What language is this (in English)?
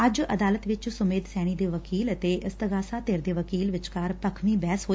Punjabi